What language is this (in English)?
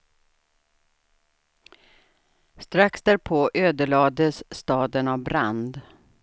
Swedish